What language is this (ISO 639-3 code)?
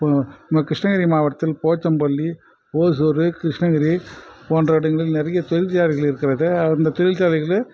tam